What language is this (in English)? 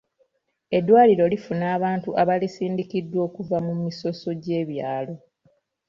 Ganda